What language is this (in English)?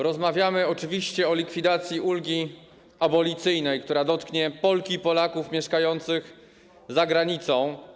Polish